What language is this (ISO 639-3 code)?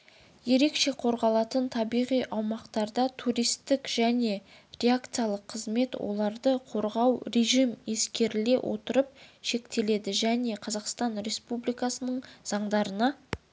kaz